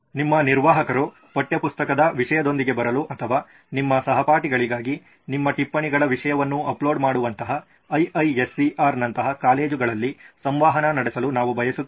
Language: Kannada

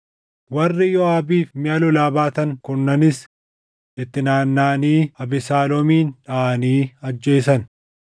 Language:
Oromo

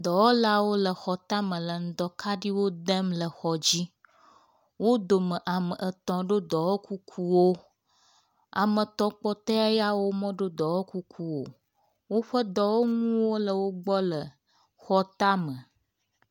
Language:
Ewe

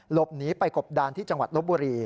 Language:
Thai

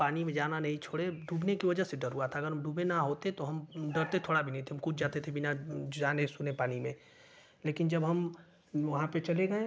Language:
Hindi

